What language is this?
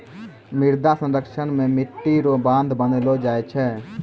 Maithili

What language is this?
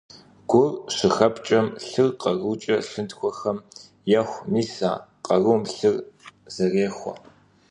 Kabardian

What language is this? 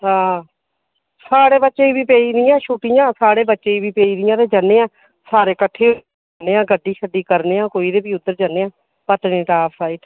Dogri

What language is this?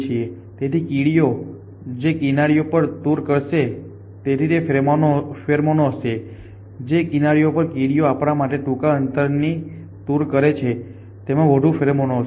Gujarati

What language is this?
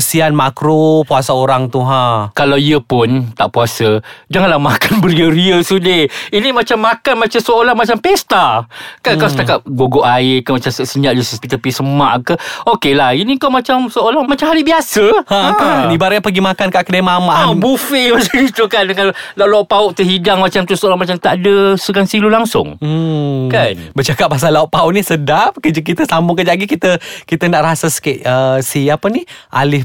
Malay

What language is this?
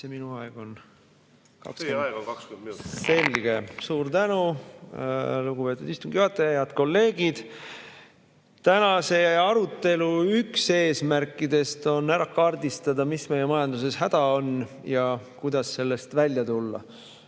Estonian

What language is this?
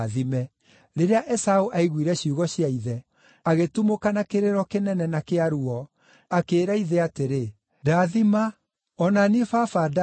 Kikuyu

